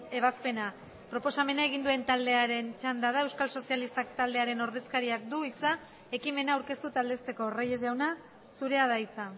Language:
Basque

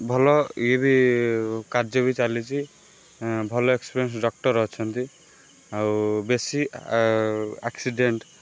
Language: Odia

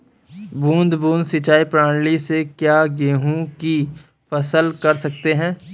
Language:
Hindi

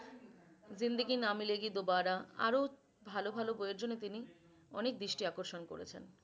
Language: Bangla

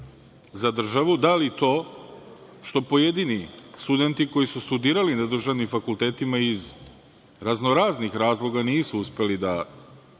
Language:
Serbian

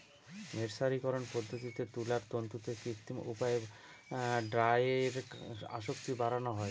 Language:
Bangla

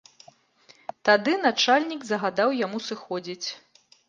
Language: Belarusian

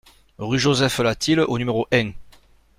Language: French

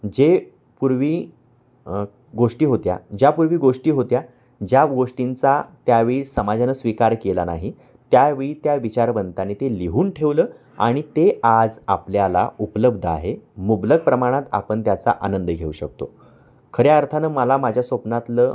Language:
Marathi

